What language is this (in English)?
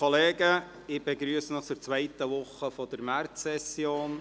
Swiss German